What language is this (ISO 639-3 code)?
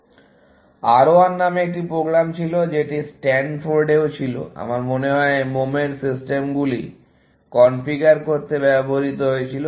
ben